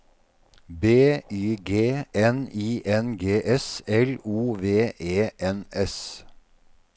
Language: Norwegian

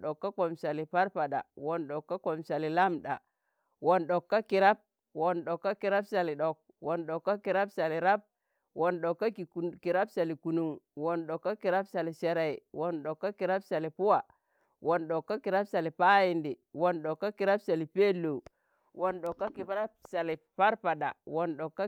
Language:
Tangale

